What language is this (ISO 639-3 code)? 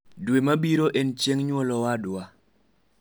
luo